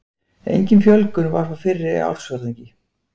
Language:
Icelandic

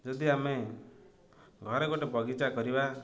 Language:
Odia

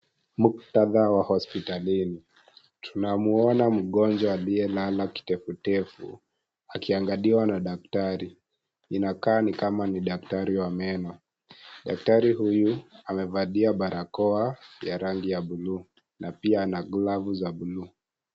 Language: Swahili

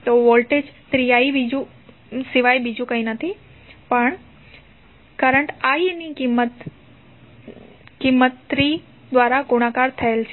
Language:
Gujarati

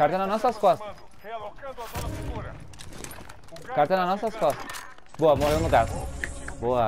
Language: Portuguese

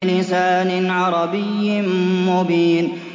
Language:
Arabic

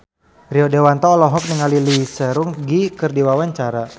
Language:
Sundanese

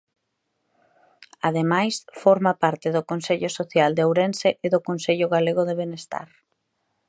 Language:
Galician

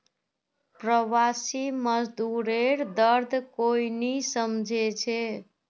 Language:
Magahi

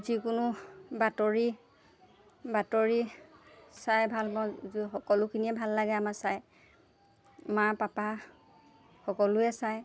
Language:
Assamese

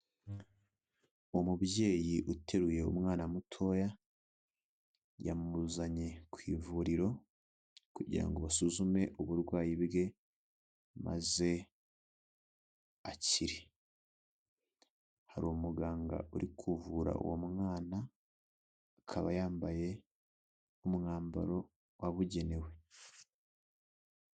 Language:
Kinyarwanda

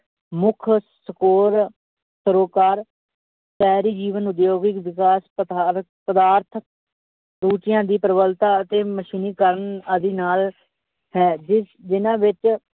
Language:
Punjabi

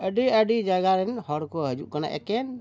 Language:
Santali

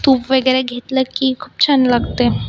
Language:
Marathi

